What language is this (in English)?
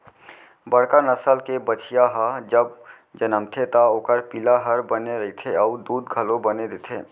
Chhattisgarhi